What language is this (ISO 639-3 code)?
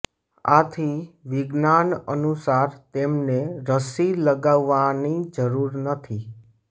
guj